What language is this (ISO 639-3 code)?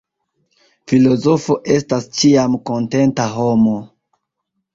epo